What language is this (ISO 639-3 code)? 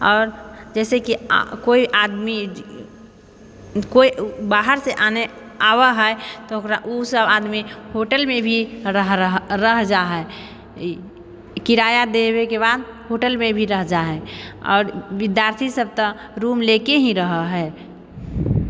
mai